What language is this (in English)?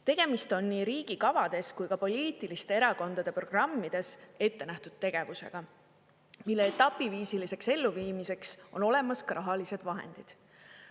Estonian